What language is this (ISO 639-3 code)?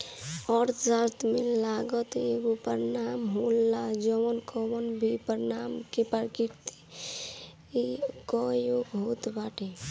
bho